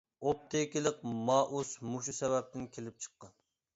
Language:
Uyghur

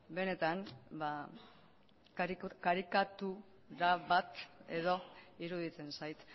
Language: Basque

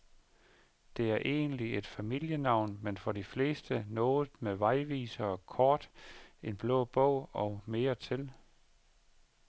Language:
Danish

